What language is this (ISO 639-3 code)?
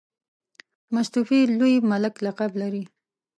pus